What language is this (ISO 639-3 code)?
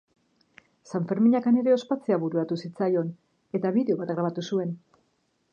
eus